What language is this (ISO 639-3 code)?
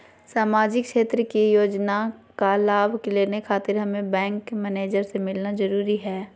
mag